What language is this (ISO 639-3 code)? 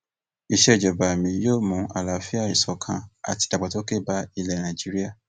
yor